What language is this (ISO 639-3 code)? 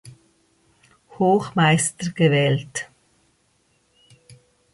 deu